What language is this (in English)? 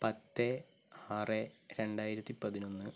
Malayalam